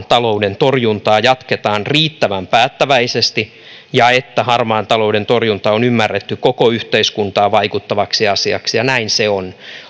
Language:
Finnish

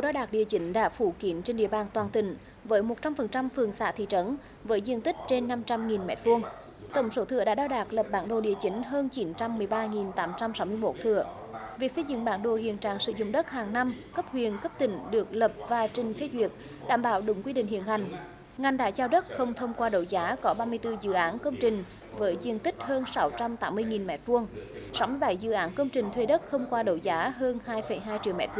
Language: Vietnamese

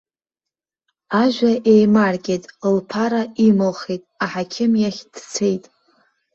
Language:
Abkhazian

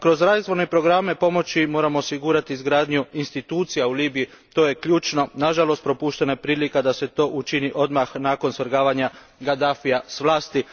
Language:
Croatian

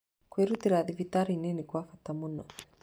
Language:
Kikuyu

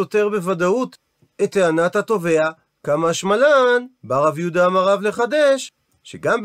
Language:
Hebrew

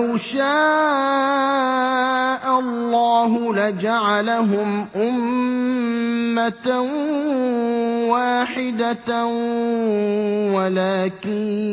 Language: Arabic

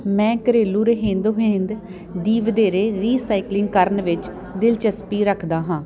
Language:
Punjabi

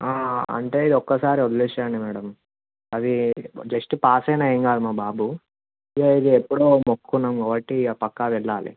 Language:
Telugu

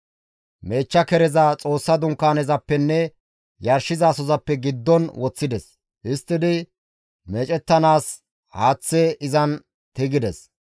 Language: Gamo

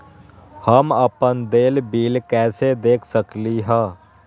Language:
Magahi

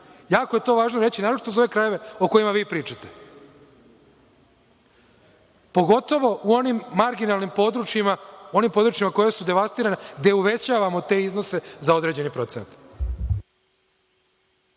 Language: Serbian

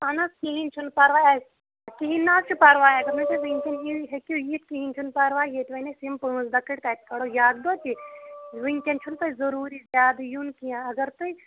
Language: Kashmiri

